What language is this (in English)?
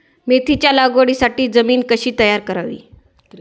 Marathi